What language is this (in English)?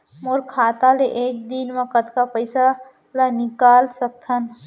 Chhattisgarhi